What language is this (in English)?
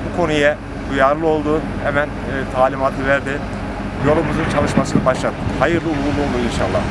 Turkish